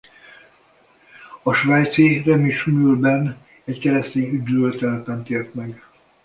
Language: Hungarian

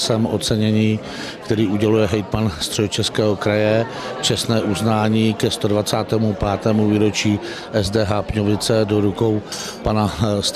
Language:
Czech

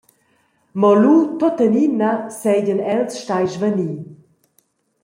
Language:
Romansh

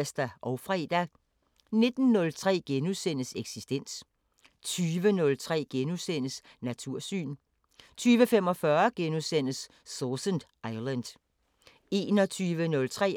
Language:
Danish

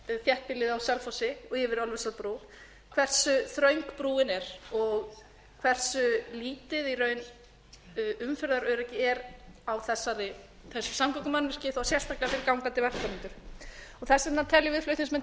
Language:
Icelandic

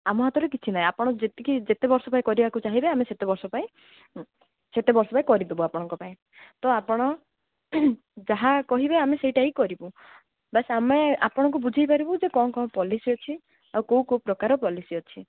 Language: Odia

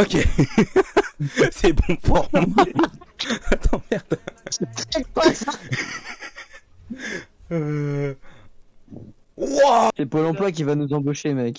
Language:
French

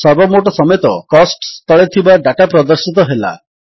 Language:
Odia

